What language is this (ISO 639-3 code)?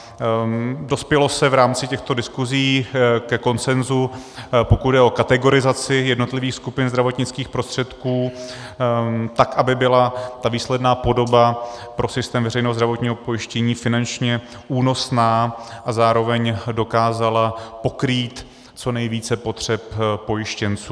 ces